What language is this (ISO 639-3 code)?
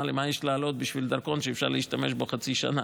heb